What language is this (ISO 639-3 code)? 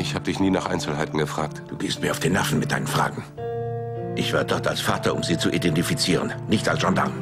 deu